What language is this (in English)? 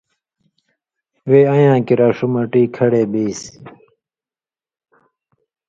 Indus Kohistani